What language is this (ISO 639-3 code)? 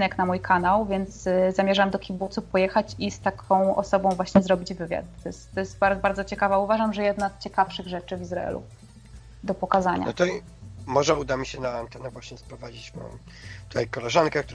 pol